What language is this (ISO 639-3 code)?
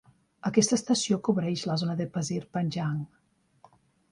cat